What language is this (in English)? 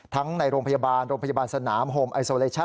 Thai